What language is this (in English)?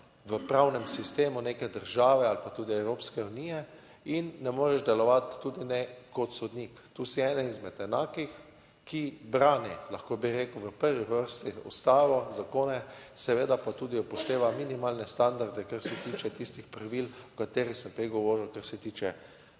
Slovenian